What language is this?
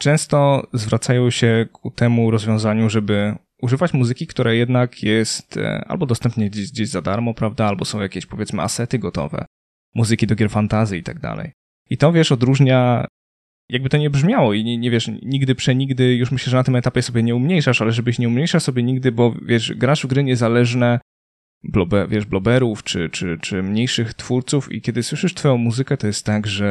Polish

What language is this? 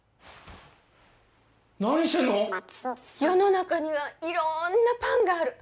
Japanese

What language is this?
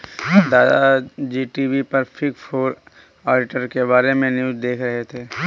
Hindi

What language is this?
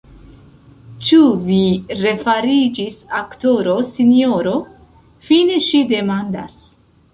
Esperanto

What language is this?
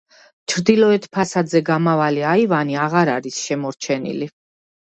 Georgian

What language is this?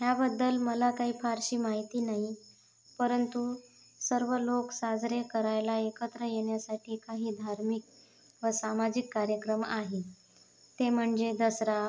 Marathi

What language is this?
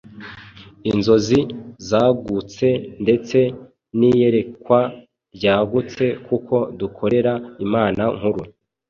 Kinyarwanda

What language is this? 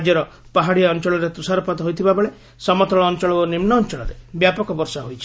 Odia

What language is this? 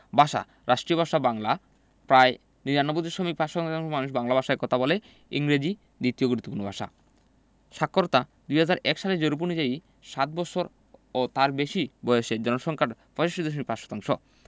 Bangla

